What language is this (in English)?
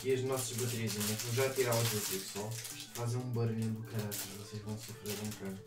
Portuguese